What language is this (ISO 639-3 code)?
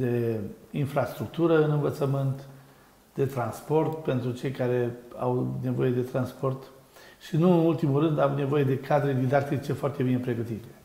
ron